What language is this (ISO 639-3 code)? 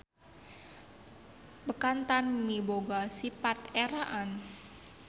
sun